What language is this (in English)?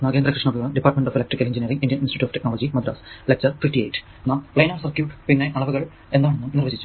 Malayalam